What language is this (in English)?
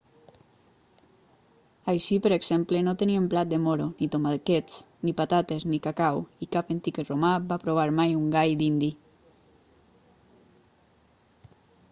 Catalan